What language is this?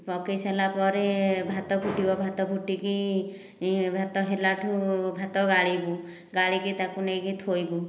Odia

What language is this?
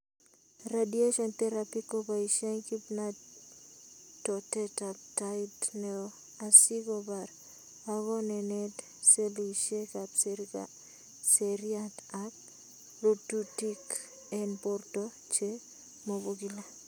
Kalenjin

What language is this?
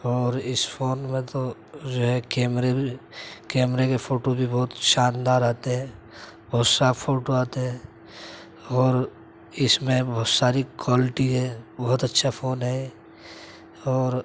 Urdu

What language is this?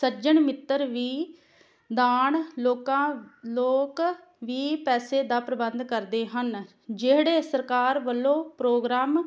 Punjabi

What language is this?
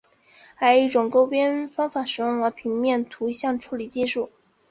Chinese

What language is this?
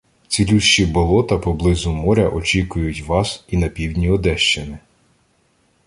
Ukrainian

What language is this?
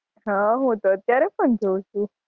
Gujarati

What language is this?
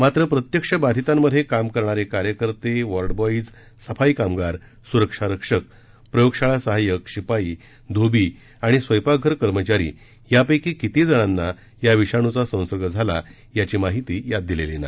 Marathi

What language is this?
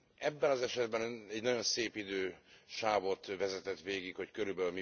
Hungarian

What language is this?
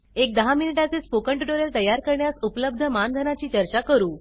Marathi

